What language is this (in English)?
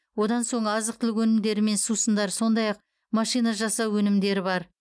Kazakh